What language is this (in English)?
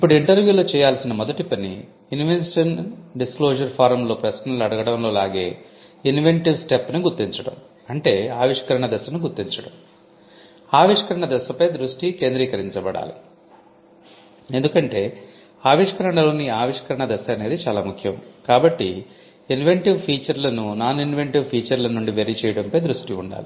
Telugu